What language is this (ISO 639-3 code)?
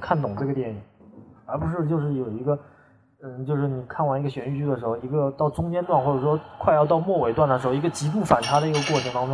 zho